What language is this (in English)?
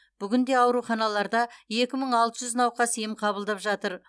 Kazakh